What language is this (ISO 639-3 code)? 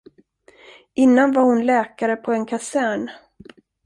swe